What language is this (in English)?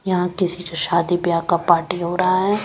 Hindi